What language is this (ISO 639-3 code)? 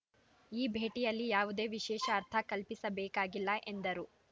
kan